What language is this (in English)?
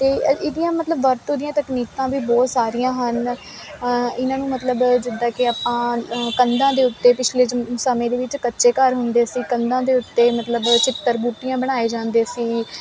Punjabi